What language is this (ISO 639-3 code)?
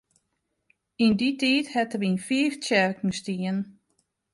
fry